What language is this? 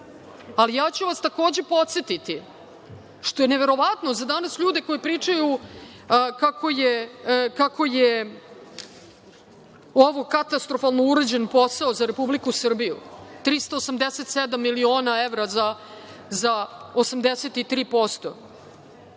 Serbian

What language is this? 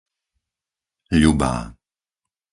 Slovak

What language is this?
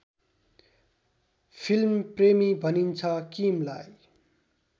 Nepali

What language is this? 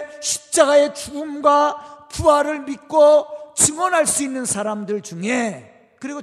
Korean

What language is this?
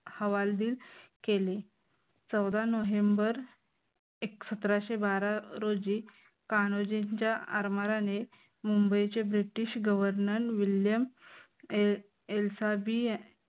Marathi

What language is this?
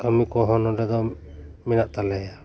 Santali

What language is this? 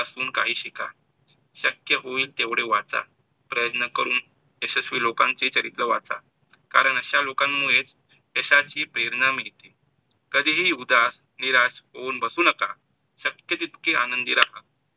Marathi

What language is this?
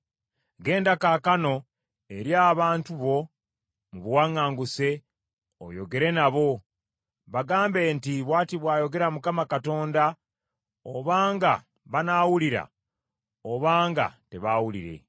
Ganda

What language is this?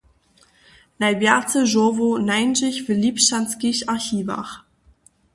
Upper Sorbian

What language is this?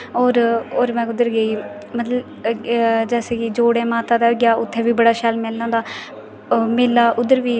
Dogri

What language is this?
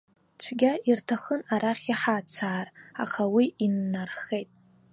Abkhazian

